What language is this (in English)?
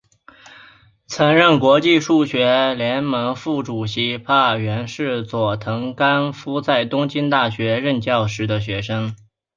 Chinese